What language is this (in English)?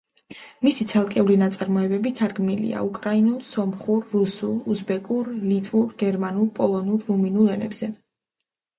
Georgian